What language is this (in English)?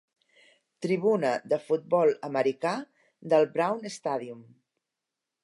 Catalan